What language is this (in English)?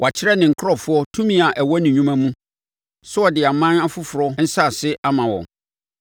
Akan